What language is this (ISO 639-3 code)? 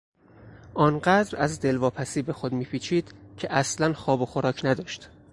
fas